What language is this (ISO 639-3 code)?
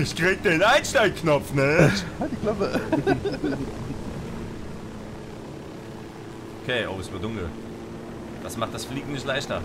deu